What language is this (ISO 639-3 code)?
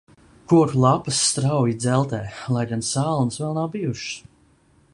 lav